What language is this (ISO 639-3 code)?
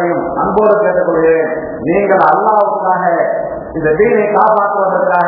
ara